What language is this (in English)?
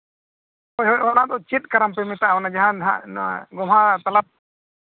Santali